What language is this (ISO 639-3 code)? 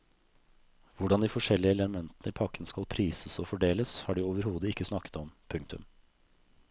nor